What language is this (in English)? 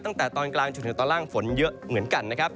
Thai